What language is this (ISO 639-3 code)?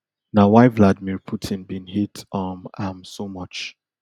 pcm